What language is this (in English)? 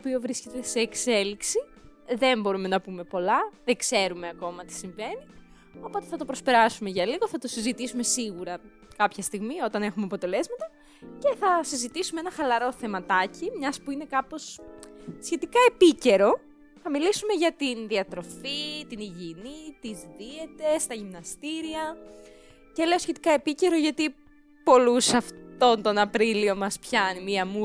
Greek